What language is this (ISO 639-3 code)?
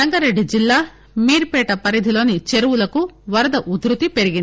tel